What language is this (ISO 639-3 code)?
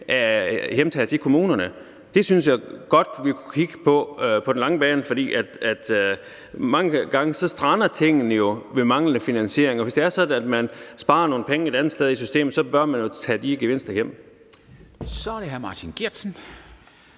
dan